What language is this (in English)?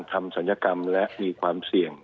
Thai